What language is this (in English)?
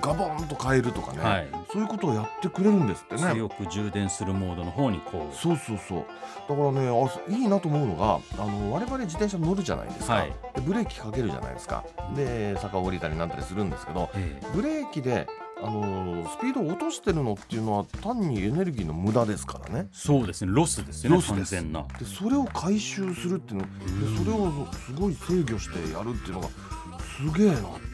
Japanese